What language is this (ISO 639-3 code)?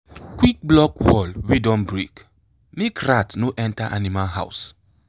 pcm